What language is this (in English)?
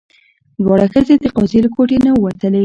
Pashto